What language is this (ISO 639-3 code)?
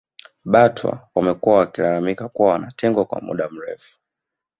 swa